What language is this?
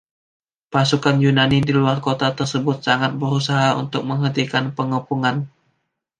Indonesian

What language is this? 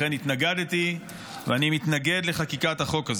Hebrew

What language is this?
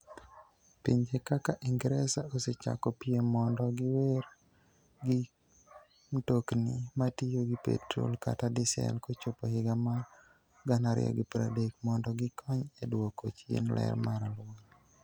Luo (Kenya and Tanzania)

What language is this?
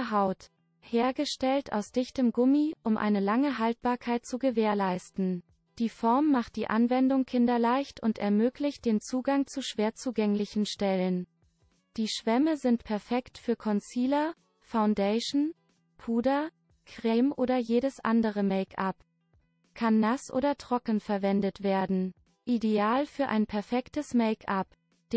German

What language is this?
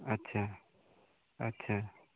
Nepali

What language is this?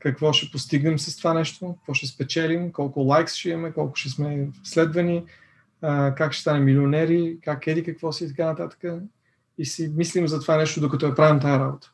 Bulgarian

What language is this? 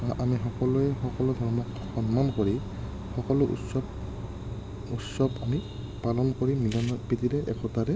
Assamese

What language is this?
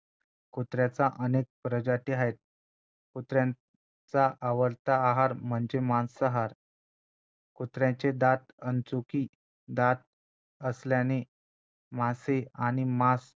Marathi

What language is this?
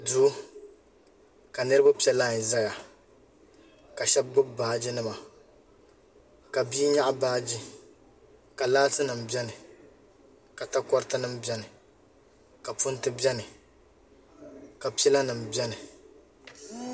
Dagbani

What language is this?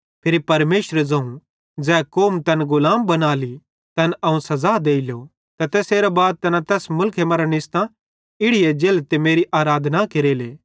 Bhadrawahi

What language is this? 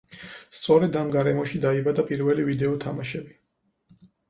Georgian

